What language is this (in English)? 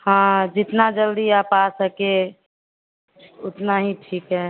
Hindi